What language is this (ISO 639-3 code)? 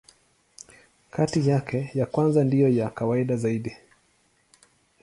swa